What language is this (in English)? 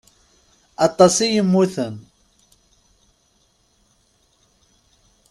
Kabyle